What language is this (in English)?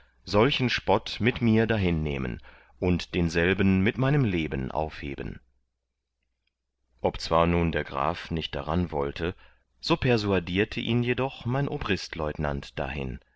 German